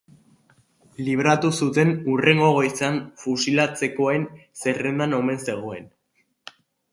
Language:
Basque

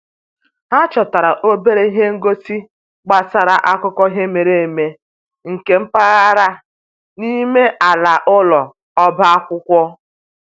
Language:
Igbo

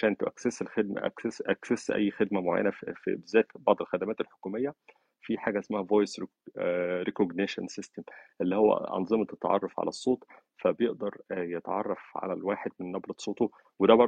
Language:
Arabic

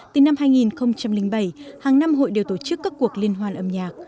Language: Vietnamese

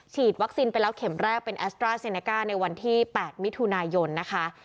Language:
Thai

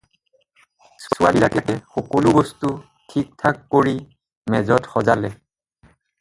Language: Assamese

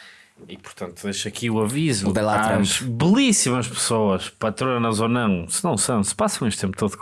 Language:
Portuguese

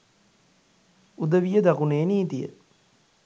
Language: Sinhala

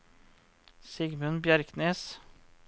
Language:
Norwegian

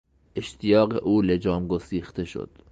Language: Persian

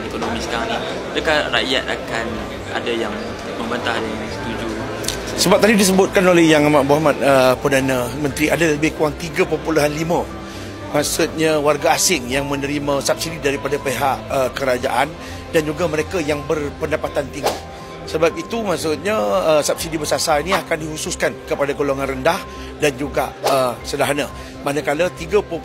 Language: Malay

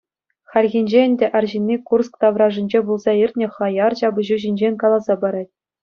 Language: Chuvash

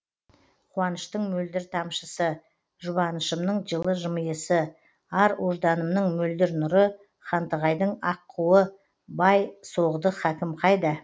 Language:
Kazakh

